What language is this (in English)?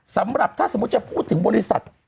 Thai